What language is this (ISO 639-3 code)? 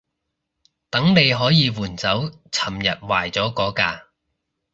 yue